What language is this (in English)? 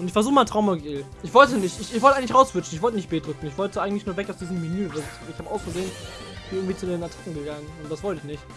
German